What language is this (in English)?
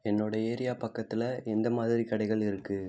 Tamil